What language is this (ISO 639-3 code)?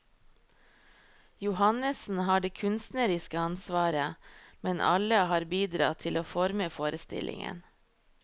nor